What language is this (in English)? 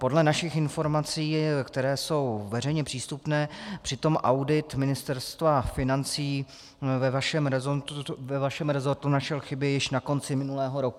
Czech